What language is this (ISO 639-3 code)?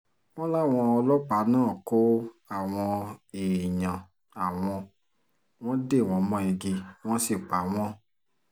yor